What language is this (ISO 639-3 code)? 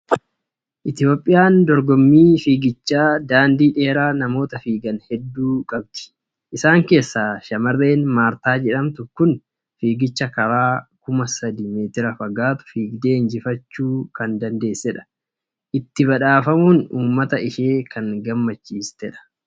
orm